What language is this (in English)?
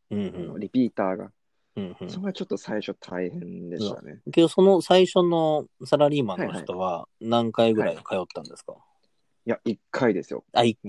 Japanese